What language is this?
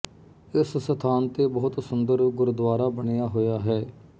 Punjabi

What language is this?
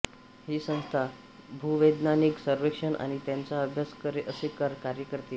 Marathi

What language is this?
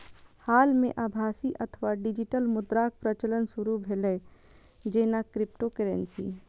Maithili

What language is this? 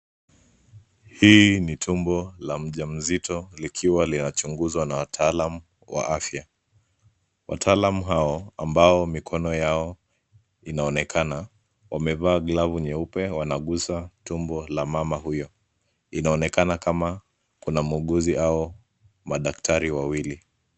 Swahili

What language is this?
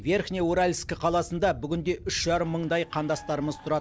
Kazakh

